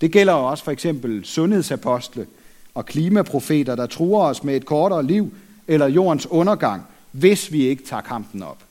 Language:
Danish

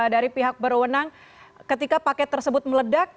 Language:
Indonesian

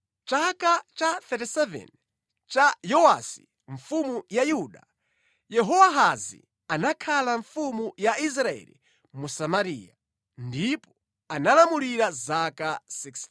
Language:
Nyanja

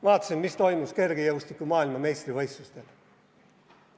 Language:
Estonian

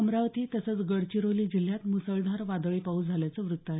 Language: Marathi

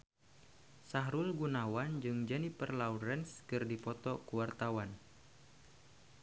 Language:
Sundanese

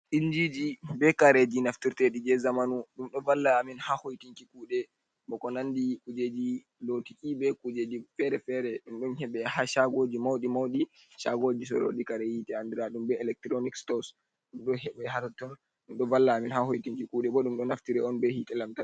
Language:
Fula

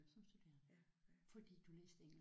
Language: Danish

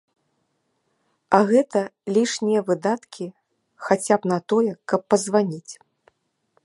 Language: Belarusian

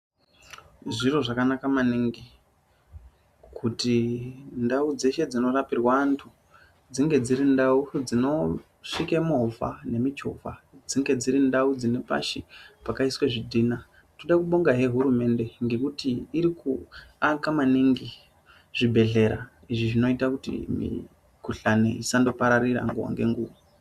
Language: Ndau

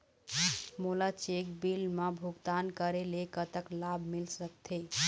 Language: Chhattisgarhi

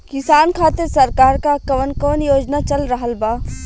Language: Bhojpuri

